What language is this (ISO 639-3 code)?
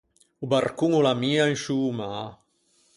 lij